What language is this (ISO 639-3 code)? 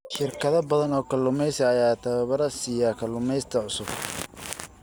som